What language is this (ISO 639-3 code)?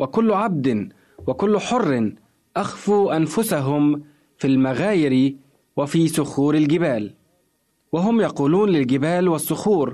ara